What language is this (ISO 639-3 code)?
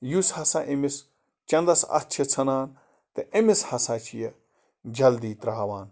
kas